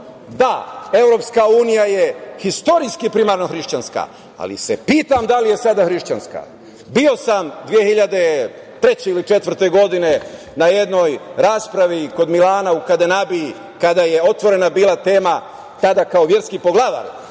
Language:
Serbian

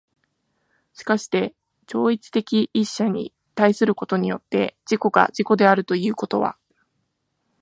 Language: Japanese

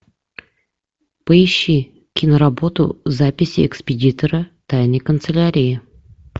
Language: Russian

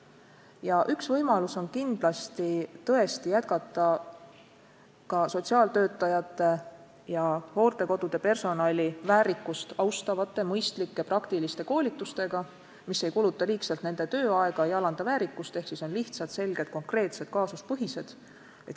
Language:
Estonian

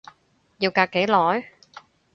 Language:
Cantonese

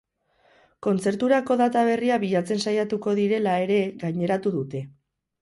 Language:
Basque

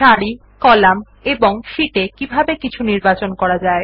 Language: Bangla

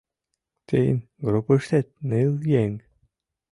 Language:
Mari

